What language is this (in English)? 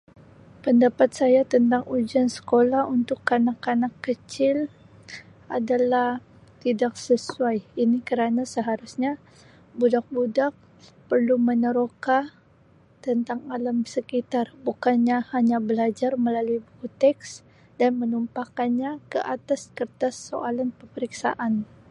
Sabah Malay